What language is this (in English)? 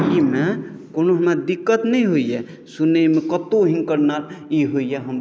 Maithili